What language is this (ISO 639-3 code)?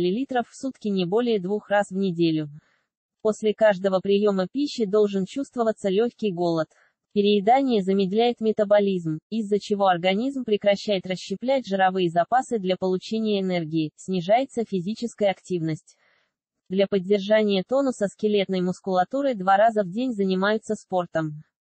rus